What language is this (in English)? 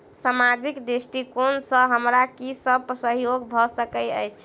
Maithili